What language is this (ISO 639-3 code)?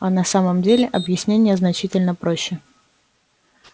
rus